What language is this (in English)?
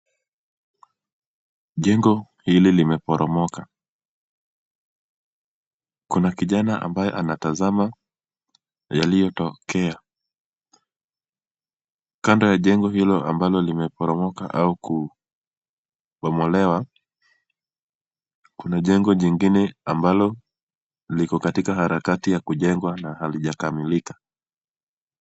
Swahili